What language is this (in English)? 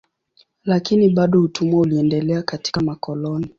Swahili